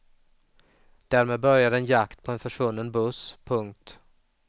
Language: Swedish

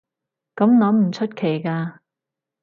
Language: Cantonese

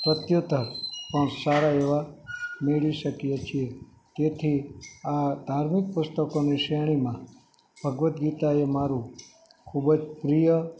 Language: Gujarati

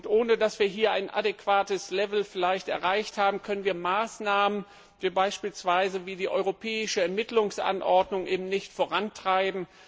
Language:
German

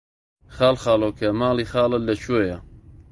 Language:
Central Kurdish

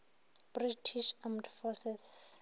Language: Northern Sotho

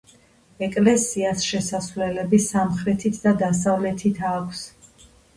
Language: Georgian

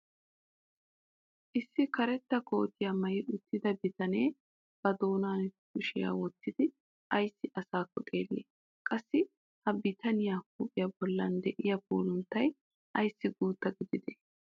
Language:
Wolaytta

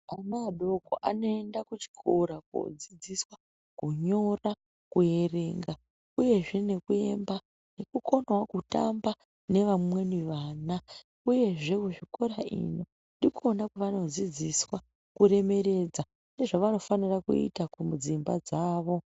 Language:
Ndau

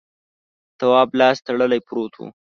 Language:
Pashto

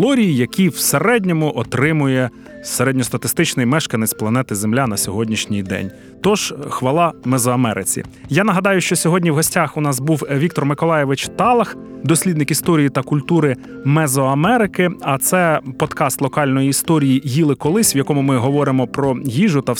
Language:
Ukrainian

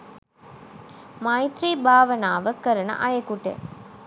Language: Sinhala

